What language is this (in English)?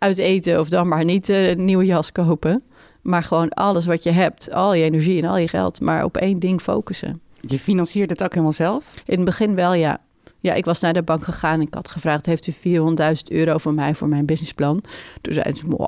Dutch